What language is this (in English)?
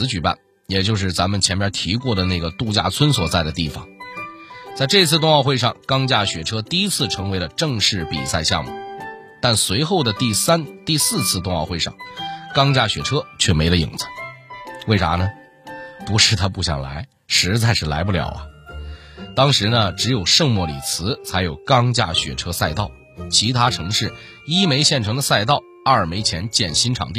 Chinese